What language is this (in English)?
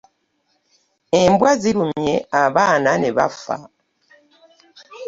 Ganda